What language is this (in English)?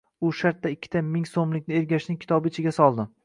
Uzbek